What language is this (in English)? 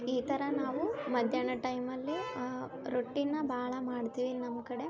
Kannada